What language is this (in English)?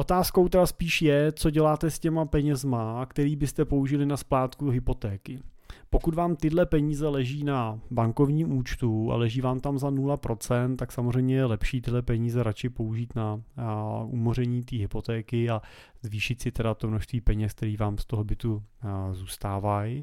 Czech